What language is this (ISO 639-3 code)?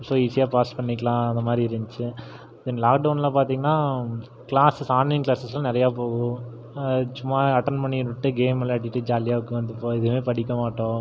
tam